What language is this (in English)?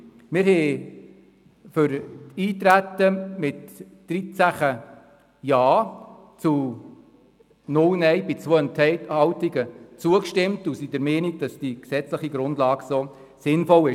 Swiss German